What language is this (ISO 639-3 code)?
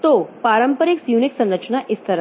hin